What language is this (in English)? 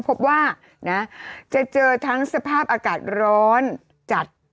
Thai